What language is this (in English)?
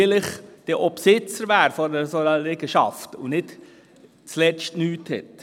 Swiss German